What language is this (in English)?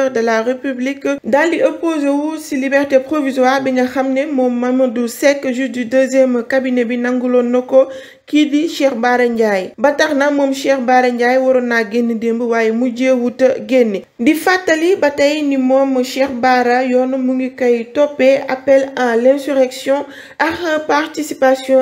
French